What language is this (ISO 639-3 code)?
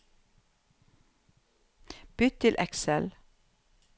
nor